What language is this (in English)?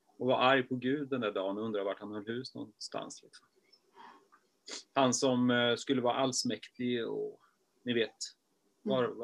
Swedish